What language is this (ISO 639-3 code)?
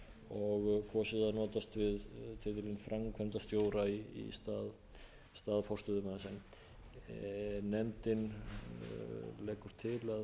isl